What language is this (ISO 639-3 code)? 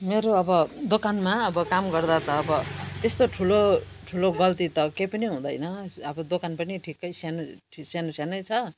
nep